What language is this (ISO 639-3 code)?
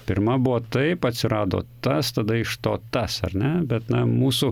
lit